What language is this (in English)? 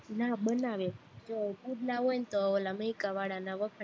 Gujarati